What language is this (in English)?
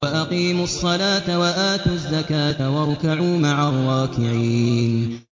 Arabic